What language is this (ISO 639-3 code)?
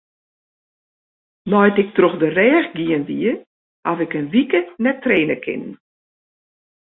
fry